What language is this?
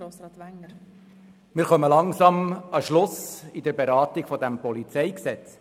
Swiss German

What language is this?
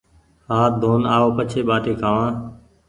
Goaria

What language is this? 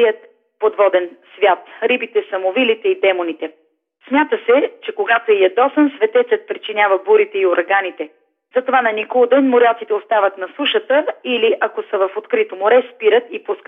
Bulgarian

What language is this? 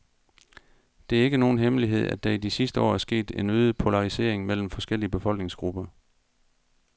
Danish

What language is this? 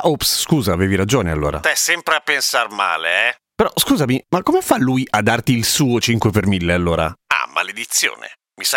Italian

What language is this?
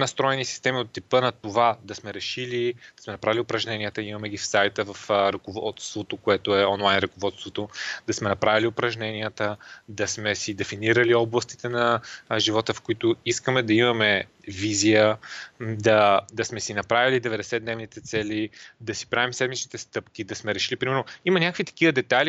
Bulgarian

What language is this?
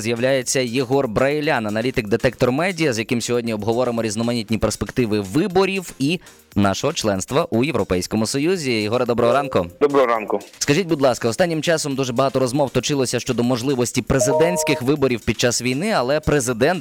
Ukrainian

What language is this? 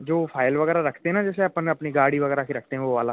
Hindi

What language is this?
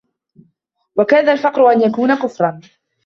Arabic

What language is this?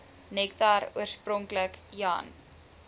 Afrikaans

